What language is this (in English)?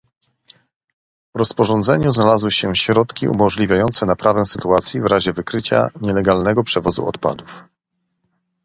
Polish